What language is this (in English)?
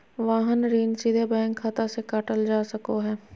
Magahi